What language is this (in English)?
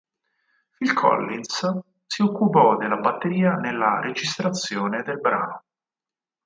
Italian